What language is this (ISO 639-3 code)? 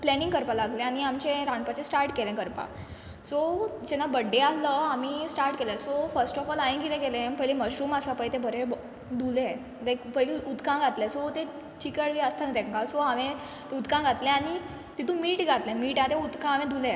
kok